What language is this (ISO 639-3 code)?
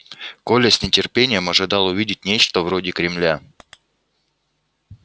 rus